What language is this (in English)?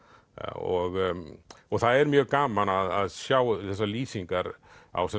Icelandic